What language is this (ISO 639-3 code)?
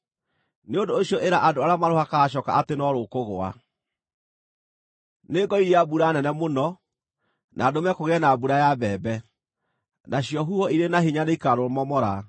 kik